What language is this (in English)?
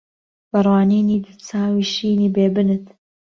Central Kurdish